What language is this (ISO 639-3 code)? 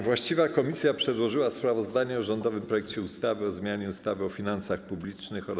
pol